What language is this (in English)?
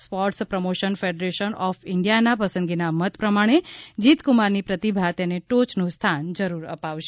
Gujarati